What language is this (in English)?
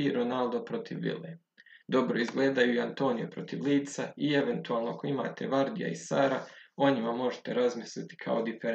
Croatian